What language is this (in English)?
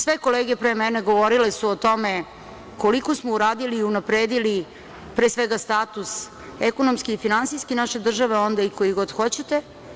Serbian